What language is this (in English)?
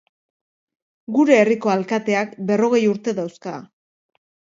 Basque